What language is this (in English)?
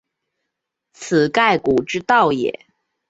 Chinese